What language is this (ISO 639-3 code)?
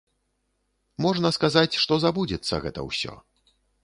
bel